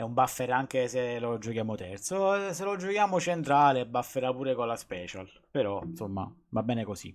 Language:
Italian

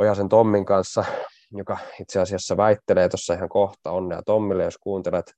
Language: Finnish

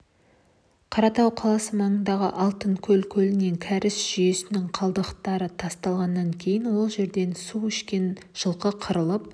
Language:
Kazakh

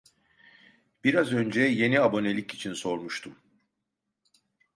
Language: Turkish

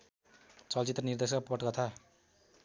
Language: Nepali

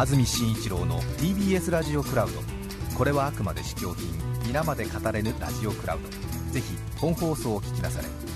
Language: Japanese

